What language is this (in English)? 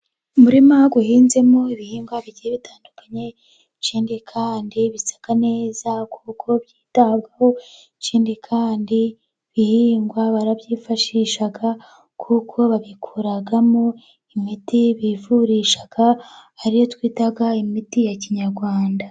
Kinyarwanda